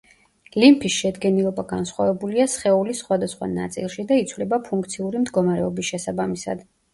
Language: Georgian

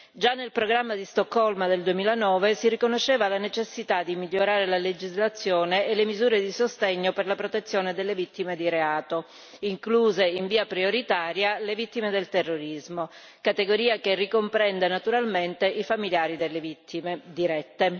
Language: Italian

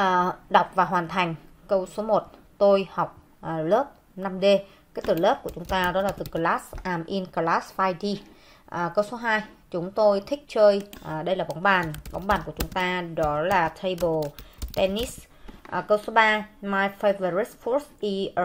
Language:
Vietnamese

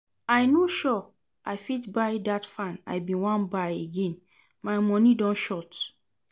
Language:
Nigerian Pidgin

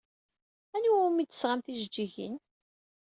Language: Kabyle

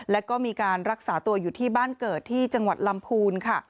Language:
Thai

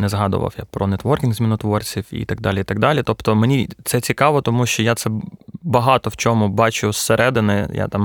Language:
Ukrainian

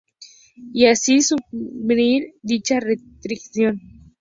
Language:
Spanish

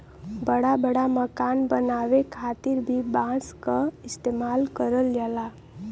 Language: Bhojpuri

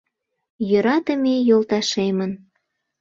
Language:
Mari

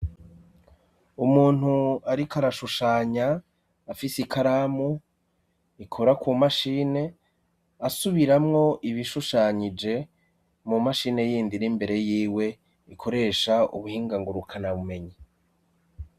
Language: Rundi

